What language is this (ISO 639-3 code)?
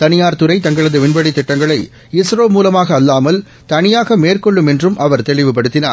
tam